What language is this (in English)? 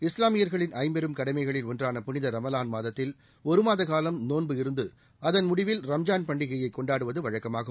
Tamil